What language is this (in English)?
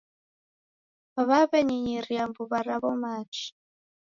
Taita